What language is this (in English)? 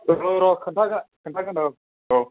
Bodo